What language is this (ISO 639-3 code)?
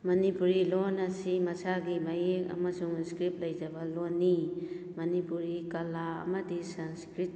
mni